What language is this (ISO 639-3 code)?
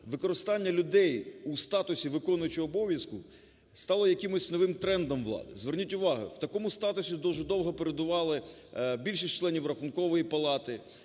ukr